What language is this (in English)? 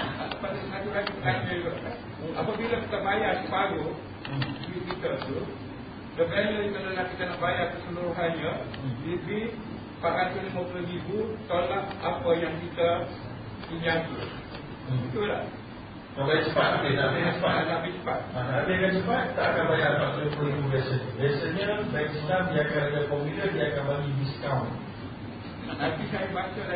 Malay